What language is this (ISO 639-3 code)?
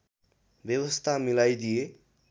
nep